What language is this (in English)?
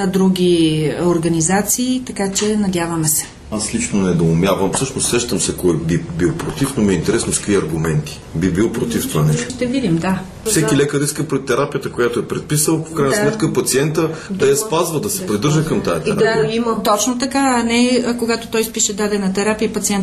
Bulgarian